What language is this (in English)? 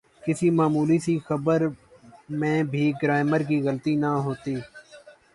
Urdu